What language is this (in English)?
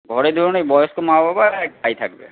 Bangla